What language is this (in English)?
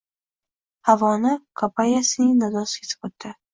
Uzbek